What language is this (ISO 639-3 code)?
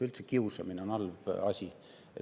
est